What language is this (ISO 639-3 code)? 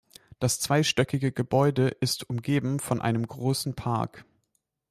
deu